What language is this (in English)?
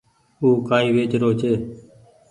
Goaria